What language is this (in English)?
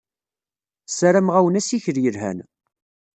Kabyle